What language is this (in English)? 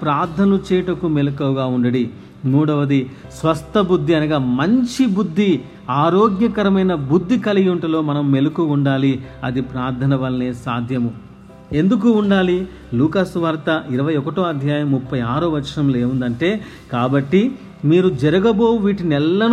Telugu